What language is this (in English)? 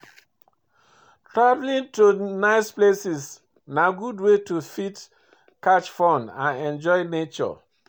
Nigerian Pidgin